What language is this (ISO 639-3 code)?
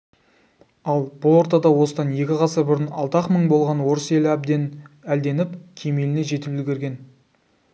kaz